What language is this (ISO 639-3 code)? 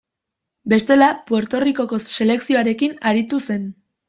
eus